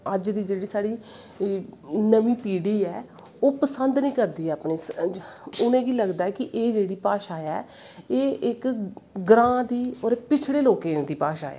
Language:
Dogri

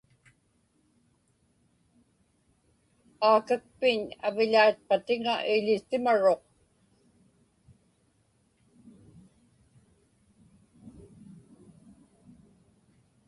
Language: Inupiaq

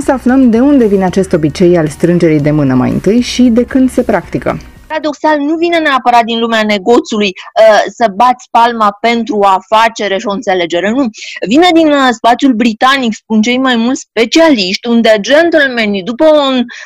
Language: Romanian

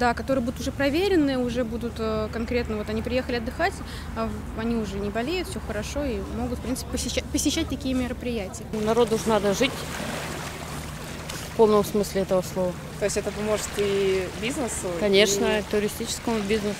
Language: Russian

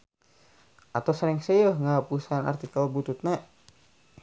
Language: Sundanese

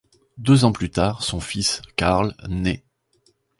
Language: French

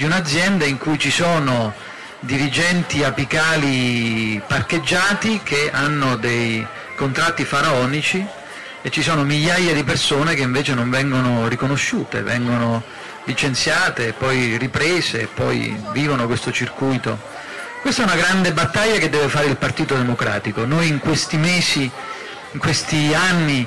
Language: Italian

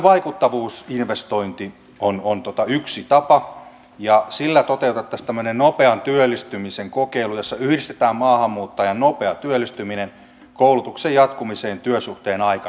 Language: Finnish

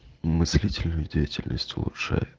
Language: Russian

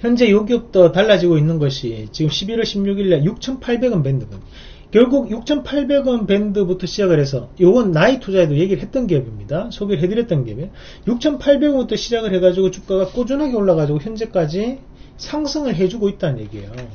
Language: Korean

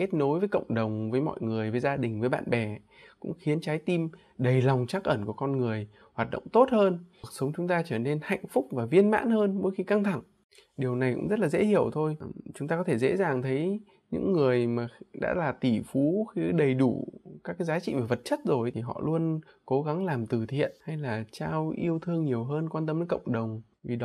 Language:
Vietnamese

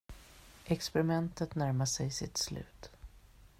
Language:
Swedish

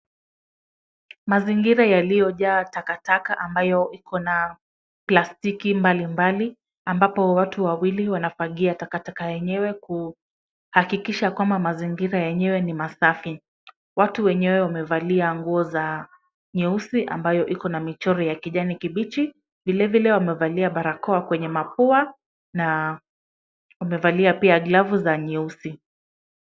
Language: Swahili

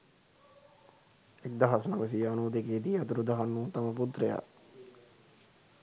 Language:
Sinhala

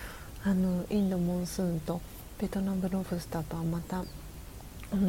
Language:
Japanese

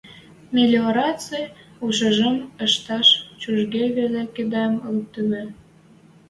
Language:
Western Mari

